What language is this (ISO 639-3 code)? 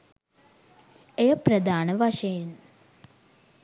sin